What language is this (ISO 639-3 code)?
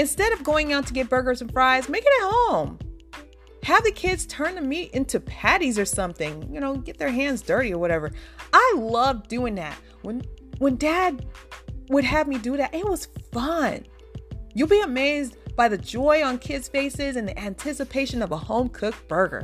eng